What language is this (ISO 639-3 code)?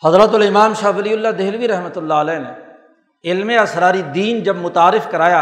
urd